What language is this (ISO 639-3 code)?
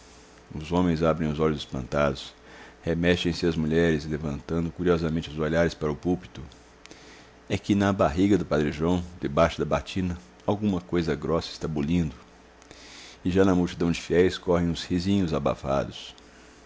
por